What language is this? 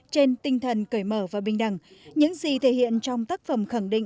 Vietnamese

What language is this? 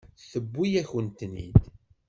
Kabyle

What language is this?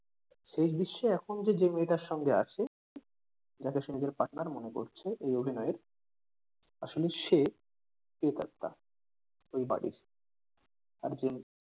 Bangla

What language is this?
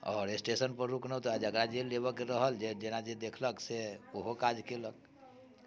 Maithili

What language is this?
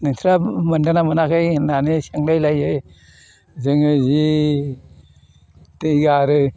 Bodo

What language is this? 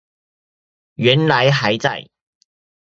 Chinese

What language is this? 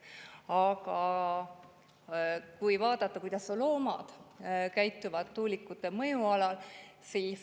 Estonian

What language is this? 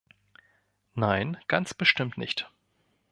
German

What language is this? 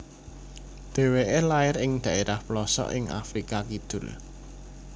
Javanese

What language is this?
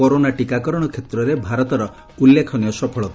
Odia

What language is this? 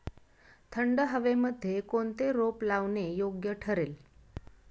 Marathi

